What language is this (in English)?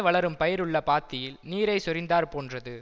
Tamil